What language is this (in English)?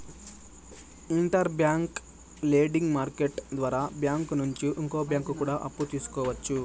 Telugu